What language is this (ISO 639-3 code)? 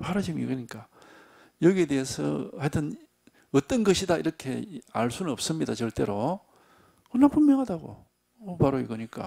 kor